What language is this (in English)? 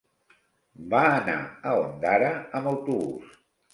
Catalan